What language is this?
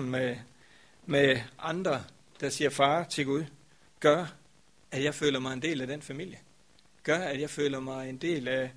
Danish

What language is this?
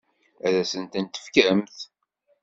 Kabyle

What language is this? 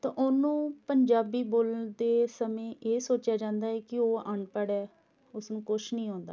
Punjabi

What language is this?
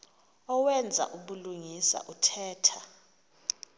Xhosa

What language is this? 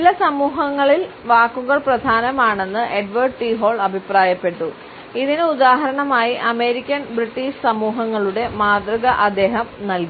Malayalam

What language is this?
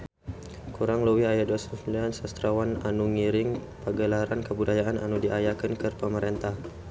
Sundanese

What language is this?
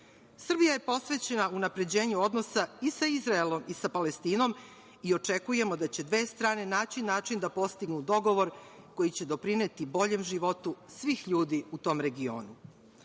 Serbian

